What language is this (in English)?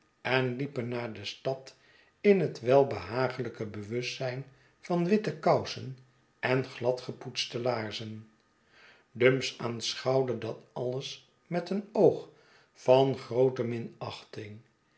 Dutch